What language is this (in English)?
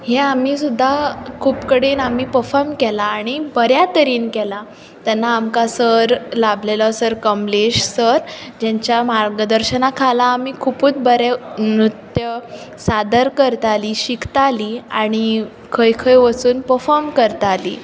Konkani